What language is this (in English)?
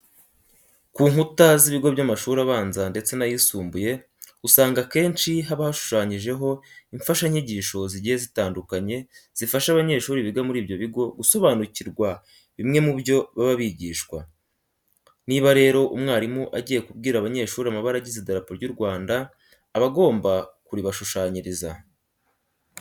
Kinyarwanda